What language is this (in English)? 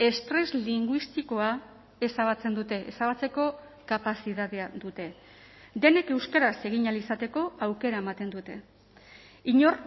Basque